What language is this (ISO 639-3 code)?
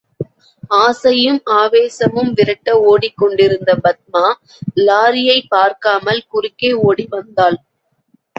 tam